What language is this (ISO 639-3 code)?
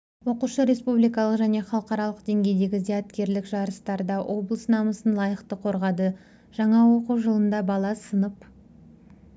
kaz